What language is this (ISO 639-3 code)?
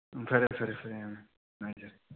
mni